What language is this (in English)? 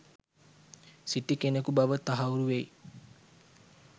Sinhala